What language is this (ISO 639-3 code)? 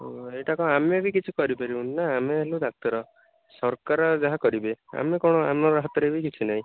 ori